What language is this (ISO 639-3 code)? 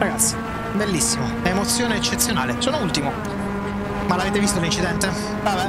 ita